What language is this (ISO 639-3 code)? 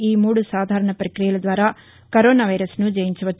tel